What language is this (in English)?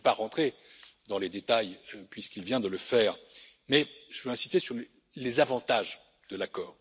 French